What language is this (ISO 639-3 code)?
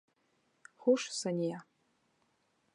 bak